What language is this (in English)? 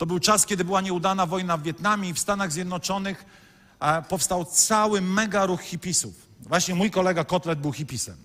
Polish